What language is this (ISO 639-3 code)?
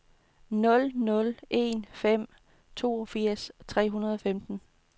dan